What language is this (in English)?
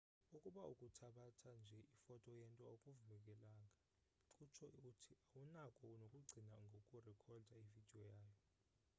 Xhosa